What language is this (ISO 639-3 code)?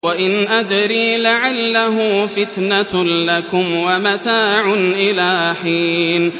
ara